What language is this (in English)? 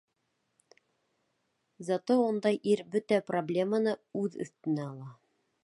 Bashkir